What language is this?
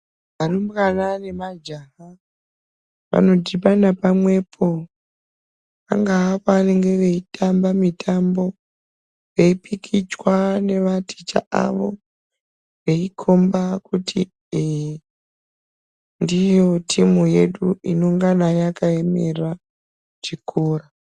Ndau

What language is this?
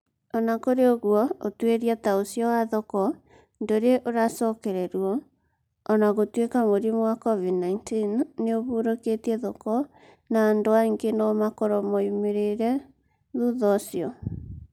Kikuyu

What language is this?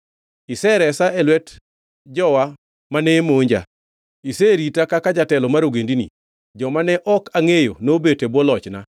Luo (Kenya and Tanzania)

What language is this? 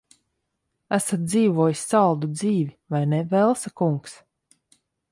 Latvian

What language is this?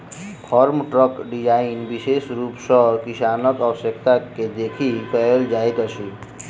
Maithili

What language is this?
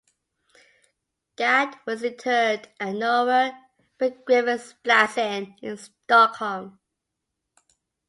English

